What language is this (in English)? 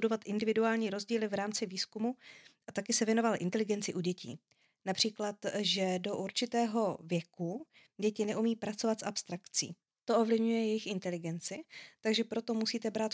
Czech